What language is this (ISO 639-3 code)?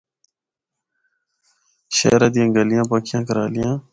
hno